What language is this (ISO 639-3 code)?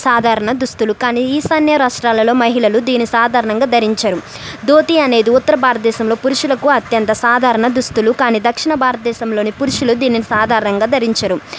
tel